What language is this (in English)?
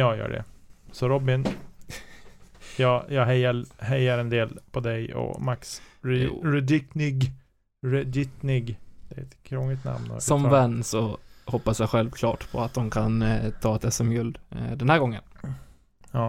Swedish